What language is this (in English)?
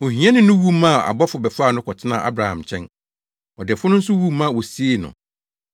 Akan